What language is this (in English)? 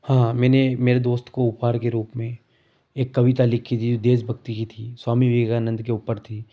Hindi